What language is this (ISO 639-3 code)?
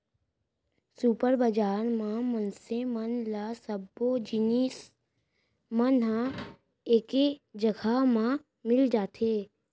hne